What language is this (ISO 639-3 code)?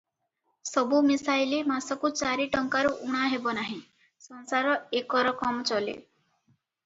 ori